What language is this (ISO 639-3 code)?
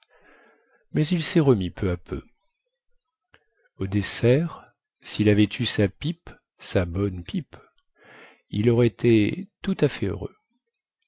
fra